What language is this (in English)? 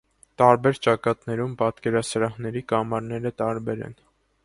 Armenian